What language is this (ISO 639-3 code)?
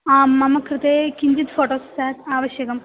san